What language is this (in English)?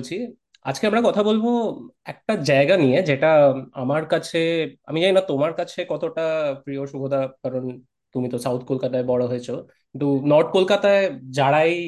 Bangla